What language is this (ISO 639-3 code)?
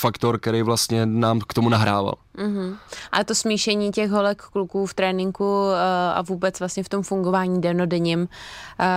ces